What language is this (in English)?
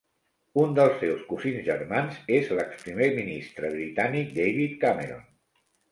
Catalan